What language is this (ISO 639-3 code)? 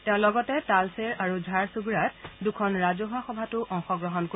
asm